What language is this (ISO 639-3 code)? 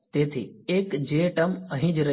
guj